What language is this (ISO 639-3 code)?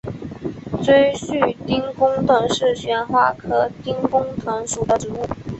zho